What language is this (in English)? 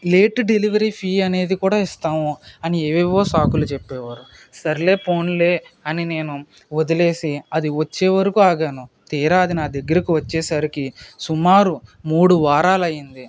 Telugu